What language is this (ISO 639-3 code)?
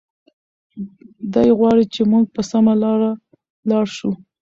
pus